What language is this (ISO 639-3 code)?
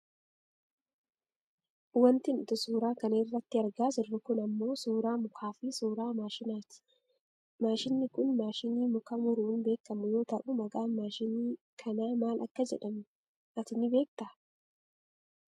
orm